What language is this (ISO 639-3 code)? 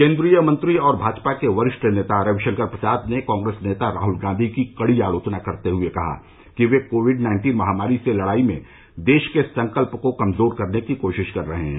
hin